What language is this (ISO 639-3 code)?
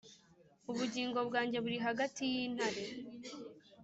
kin